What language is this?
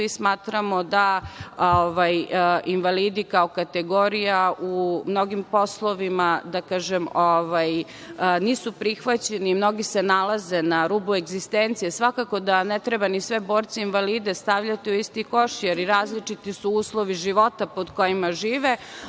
Serbian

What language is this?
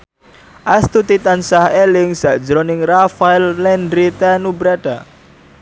Javanese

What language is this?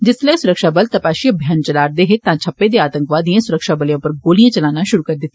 Dogri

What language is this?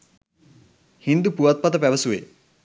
Sinhala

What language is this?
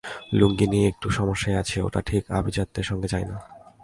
Bangla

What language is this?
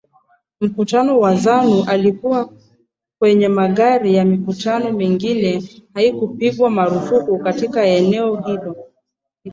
Swahili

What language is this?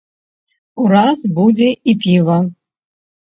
Belarusian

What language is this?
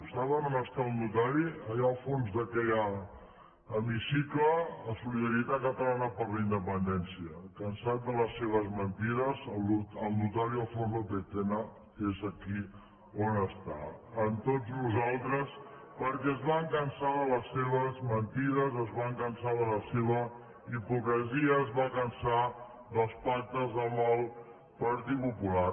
Catalan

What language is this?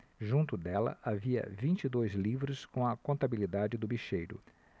Portuguese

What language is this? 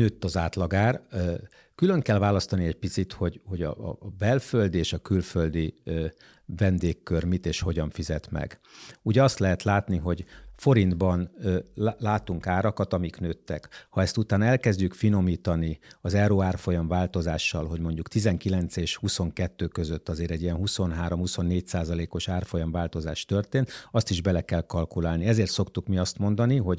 Hungarian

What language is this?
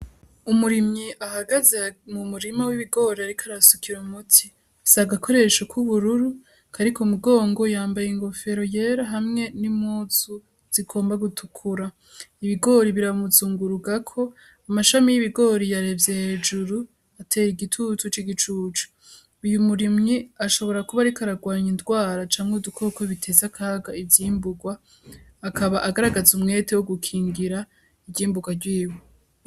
Rundi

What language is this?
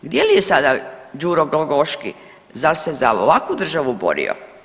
Croatian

